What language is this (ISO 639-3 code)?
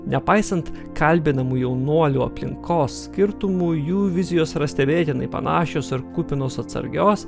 lit